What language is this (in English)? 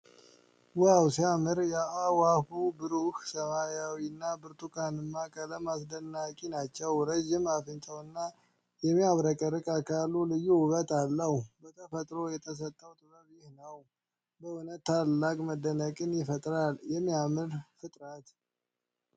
Amharic